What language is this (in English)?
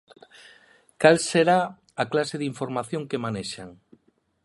Galician